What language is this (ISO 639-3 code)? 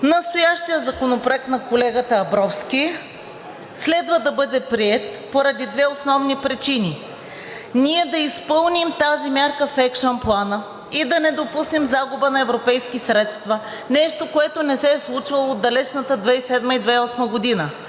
bul